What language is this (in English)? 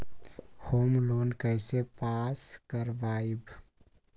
Magahi